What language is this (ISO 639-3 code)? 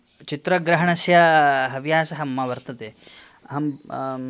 san